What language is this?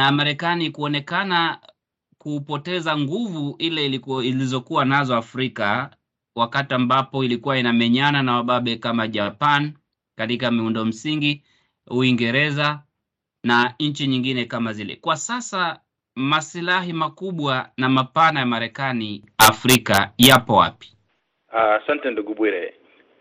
Swahili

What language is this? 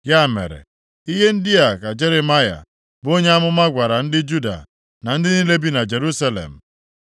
Igbo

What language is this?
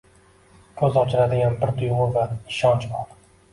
Uzbek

